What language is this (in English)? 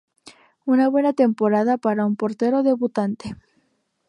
Spanish